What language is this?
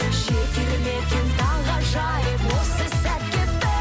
Kazakh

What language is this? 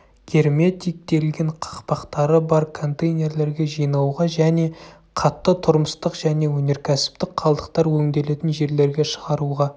Kazakh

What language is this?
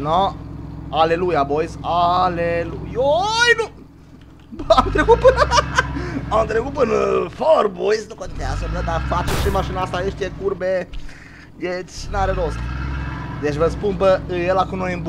Romanian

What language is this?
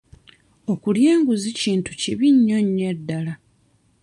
Ganda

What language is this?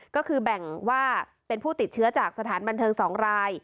Thai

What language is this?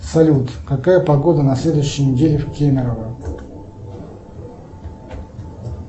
Russian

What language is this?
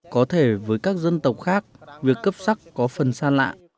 Vietnamese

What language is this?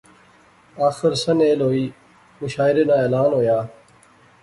Pahari-Potwari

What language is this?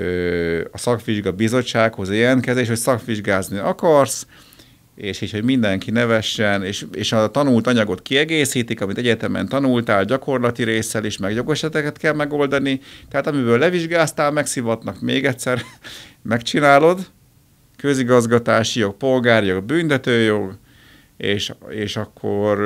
Hungarian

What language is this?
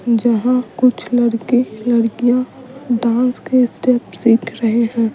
Hindi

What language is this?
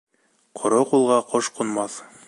Bashkir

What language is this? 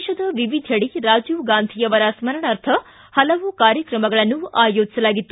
Kannada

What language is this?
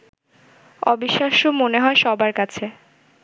Bangla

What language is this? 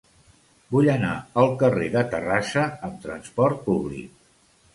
Catalan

